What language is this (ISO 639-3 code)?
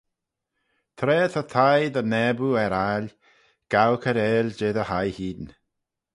glv